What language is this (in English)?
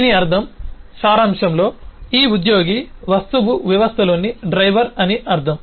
Telugu